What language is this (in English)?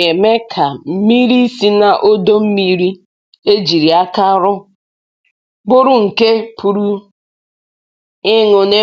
Igbo